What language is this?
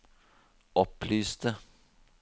Norwegian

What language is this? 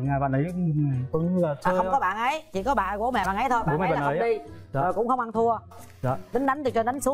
Vietnamese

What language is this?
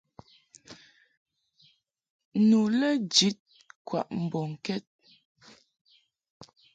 Mungaka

